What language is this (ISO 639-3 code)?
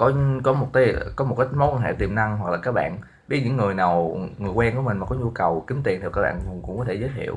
vie